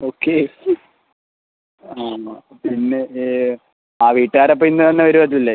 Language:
Malayalam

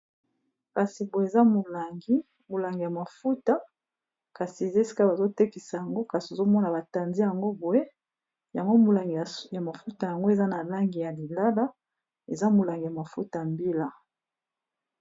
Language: Lingala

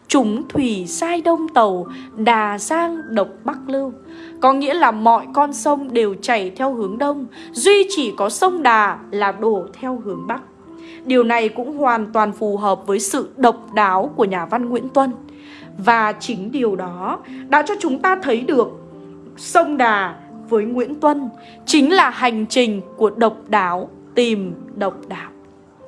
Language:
Vietnamese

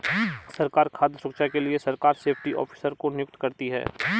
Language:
Hindi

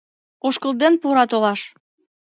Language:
Mari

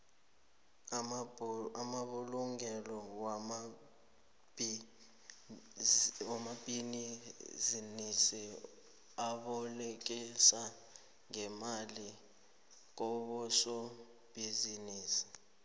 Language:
South Ndebele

